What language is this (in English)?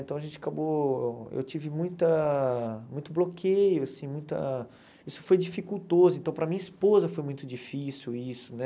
Portuguese